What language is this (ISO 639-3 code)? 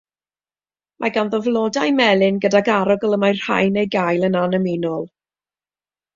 cym